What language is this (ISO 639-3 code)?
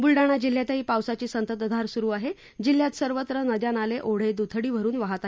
mar